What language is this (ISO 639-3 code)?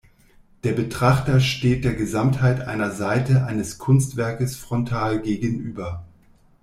deu